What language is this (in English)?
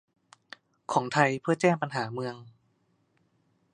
Thai